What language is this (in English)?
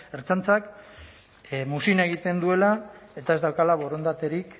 Basque